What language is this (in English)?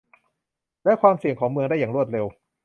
Thai